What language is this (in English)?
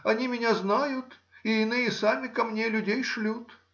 Russian